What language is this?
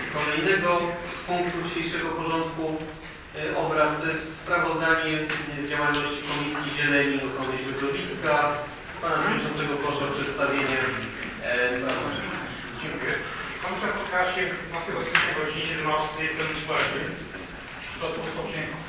Polish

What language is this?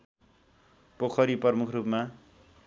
Nepali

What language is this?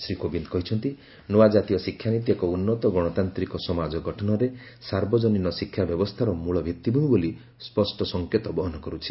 Odia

